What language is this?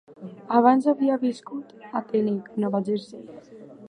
Catalan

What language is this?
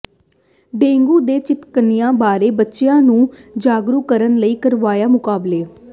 Punjabi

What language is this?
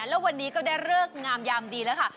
Thai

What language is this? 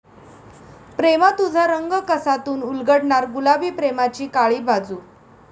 Marathi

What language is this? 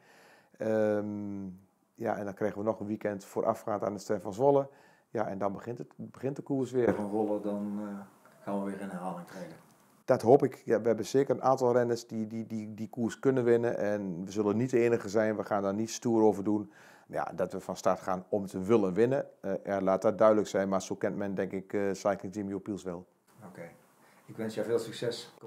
Dutch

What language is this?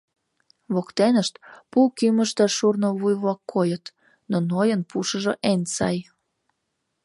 Mari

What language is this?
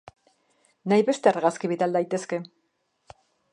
Basque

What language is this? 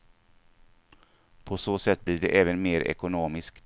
Swedish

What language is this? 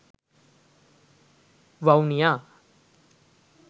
Sinhala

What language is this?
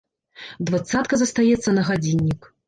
Belarusian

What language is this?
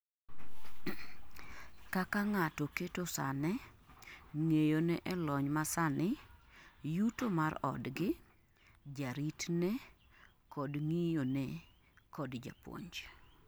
Luo (Kenya and Tanzania)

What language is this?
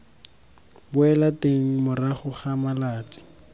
Tswana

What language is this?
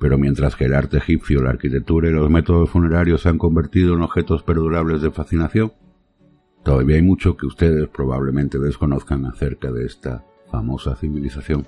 Spanish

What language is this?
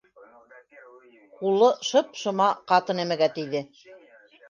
Bashkir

